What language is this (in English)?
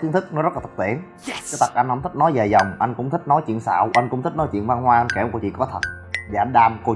Vietnamese